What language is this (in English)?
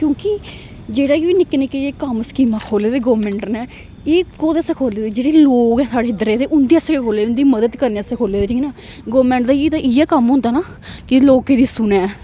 Dogri